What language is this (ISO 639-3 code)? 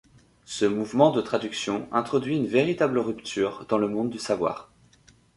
fra